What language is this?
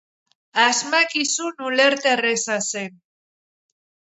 Basque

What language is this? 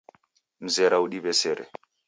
Taita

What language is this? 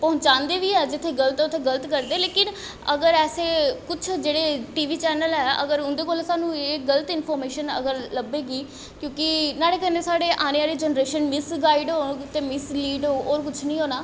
Dogri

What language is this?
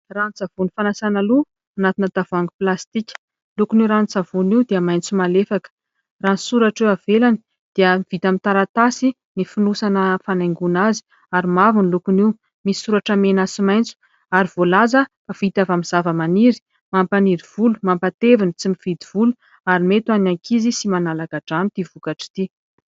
Malagasy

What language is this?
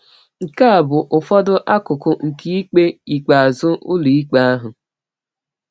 Igbo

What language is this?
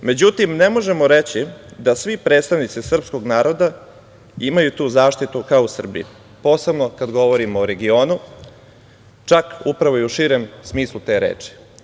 Serbian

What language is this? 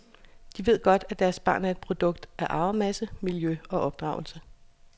Danish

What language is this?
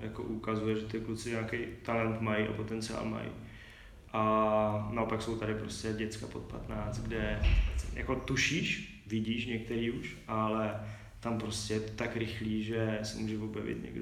Czech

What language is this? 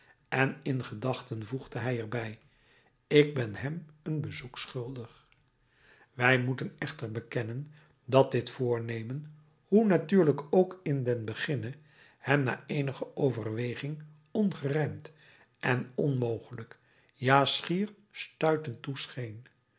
Dutch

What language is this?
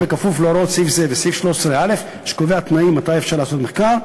Hebrew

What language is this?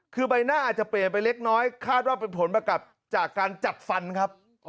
Thai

